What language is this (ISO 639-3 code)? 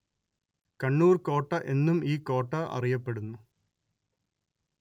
mal